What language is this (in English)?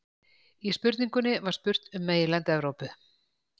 Icelandic